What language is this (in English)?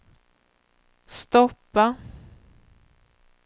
Swedish